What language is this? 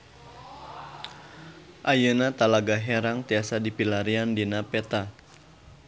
Sundanese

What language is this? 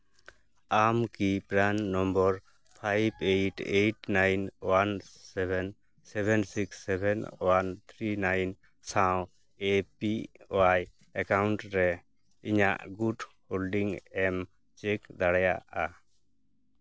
Santali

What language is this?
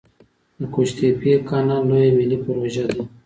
Pashto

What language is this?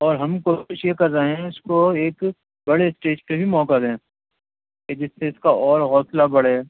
Urdu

